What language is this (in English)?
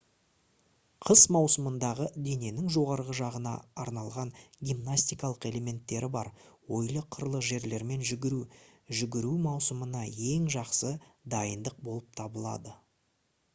Kazakh